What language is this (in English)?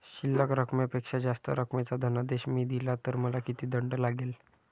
Marathi